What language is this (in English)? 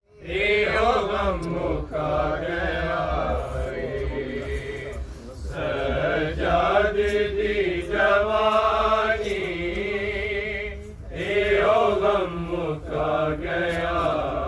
Urdu